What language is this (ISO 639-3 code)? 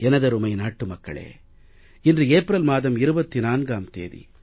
tam